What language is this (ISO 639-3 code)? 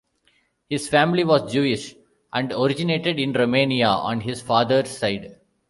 eng